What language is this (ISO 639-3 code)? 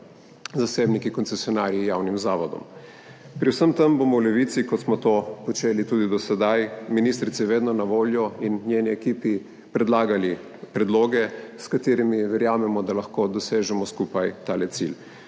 slv